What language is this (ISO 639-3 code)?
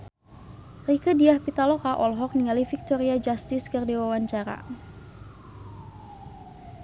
sun